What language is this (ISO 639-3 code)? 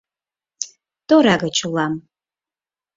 chm